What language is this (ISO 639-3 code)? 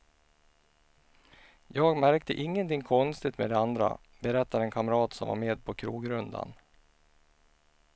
swe